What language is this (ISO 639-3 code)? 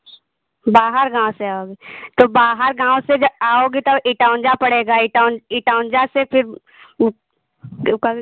hin